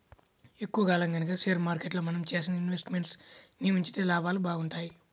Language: Telugu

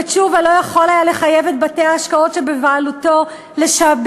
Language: Hebrew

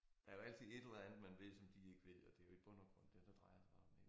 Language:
Danish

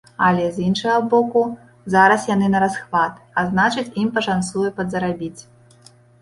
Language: Belarusian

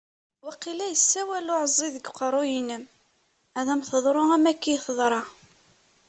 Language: Kabyle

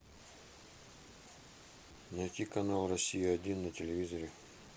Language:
Russian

